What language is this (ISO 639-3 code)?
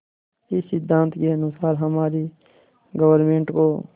hin